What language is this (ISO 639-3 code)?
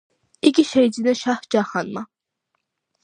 kat